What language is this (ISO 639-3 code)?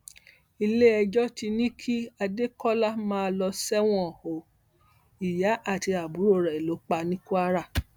yor